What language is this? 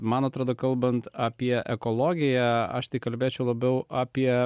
Lithuanian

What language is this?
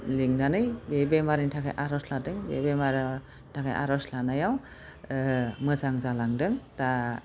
Bodo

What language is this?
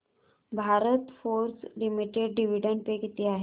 Marathi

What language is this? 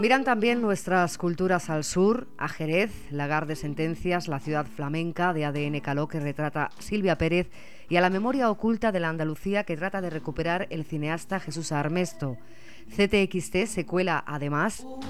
Spanish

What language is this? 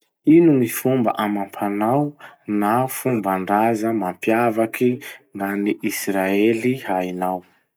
Masikoro Malagasy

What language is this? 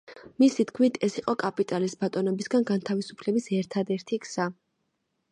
Georgian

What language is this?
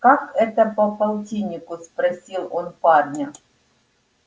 Russian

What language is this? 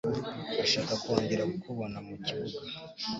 Kinyarwanda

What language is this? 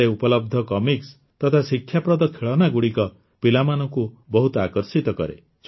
Odia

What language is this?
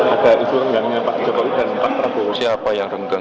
Indonesian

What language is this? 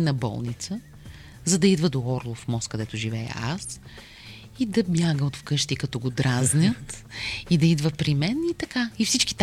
Bulgarian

